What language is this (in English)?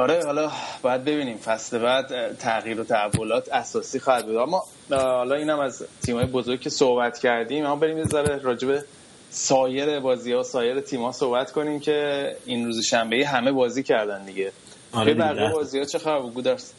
Persian